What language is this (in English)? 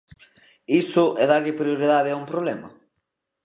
Galician